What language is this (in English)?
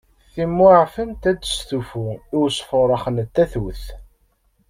Kabyle